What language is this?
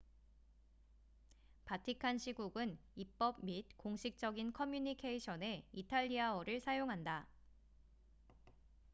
Korean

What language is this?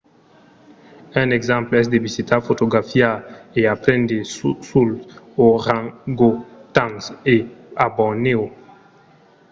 Occitan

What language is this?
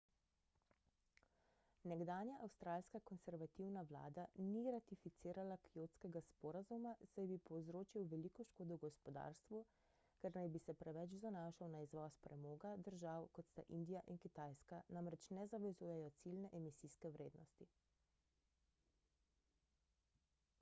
Slovenian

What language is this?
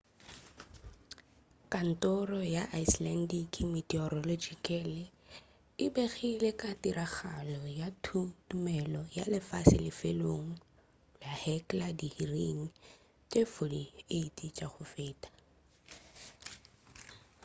Northern Sotho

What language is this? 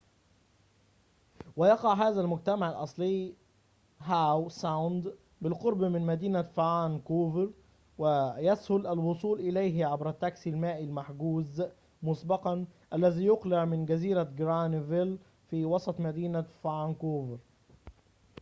Arabic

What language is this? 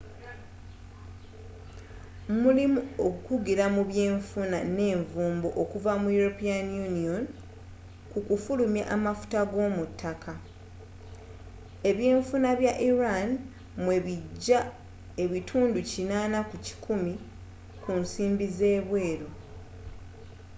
Ganda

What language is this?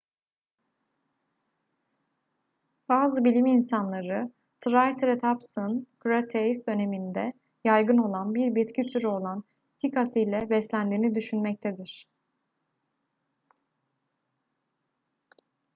Turkish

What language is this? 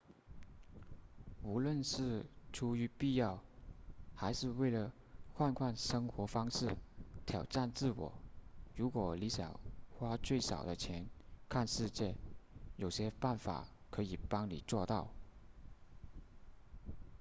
Chinese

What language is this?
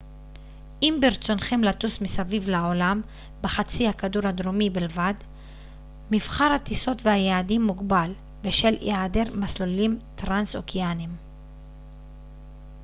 Hebrew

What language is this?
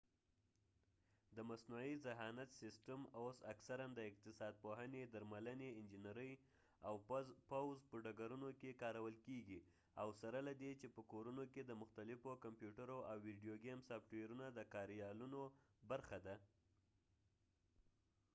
Pashto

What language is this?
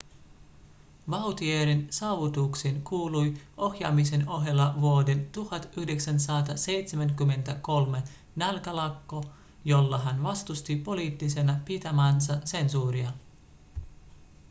Finnish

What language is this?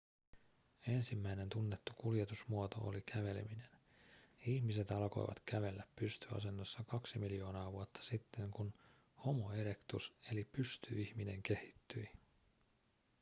Finnish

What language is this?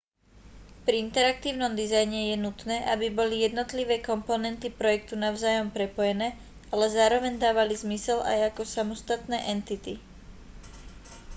Slovak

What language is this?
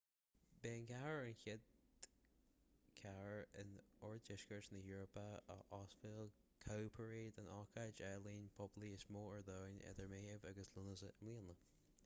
Irish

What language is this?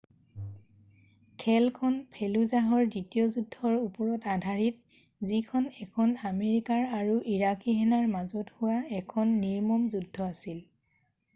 Assamese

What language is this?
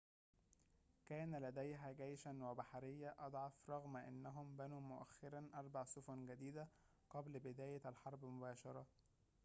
Arabic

